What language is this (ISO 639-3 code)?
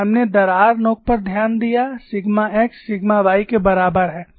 hin